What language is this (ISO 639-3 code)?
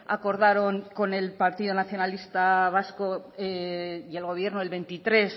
spa